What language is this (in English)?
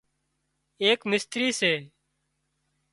Wadiyara Koli